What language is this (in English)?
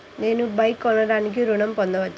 Telugu